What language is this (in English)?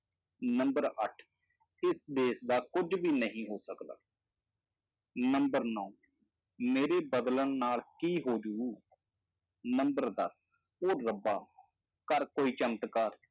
Punjabi